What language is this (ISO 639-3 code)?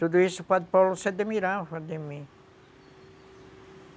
por